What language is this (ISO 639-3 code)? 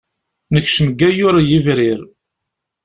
kab